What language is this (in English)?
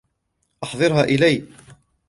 Arabic